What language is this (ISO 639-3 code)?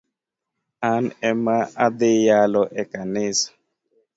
luo